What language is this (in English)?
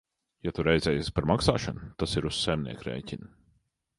Latvian